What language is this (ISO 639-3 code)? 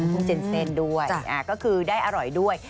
tha